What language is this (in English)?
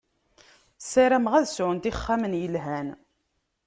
Kabyle